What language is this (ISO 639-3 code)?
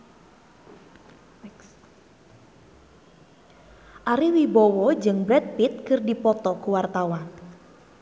sun